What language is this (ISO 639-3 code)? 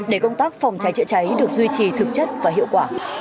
vie